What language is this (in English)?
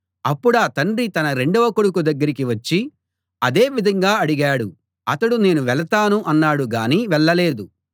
Telugu